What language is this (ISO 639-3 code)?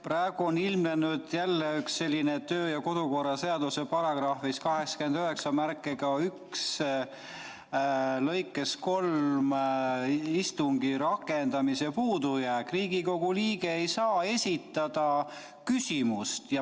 est